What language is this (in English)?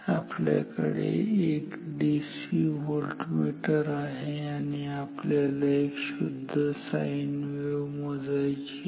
Marathi